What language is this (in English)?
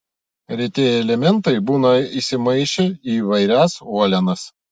Lithuanian